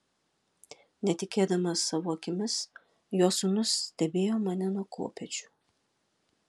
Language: Lithuanian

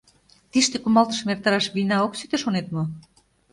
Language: Mari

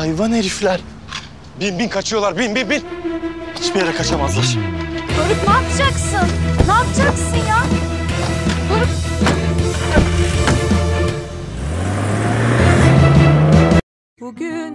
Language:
Turkish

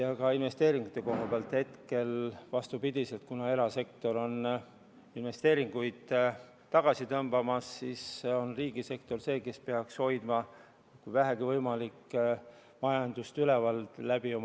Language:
Estonian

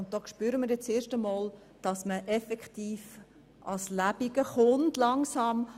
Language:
Swiss German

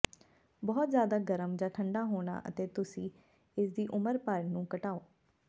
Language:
Punjabi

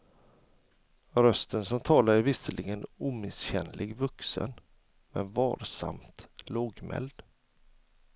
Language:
Swedish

